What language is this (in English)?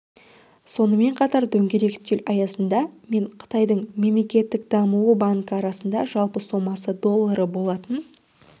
Kazakh